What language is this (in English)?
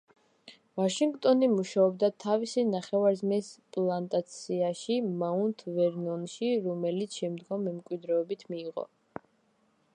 Georgian